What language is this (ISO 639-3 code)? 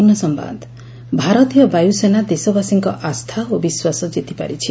ori